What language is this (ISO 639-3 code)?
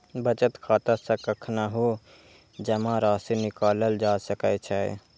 mai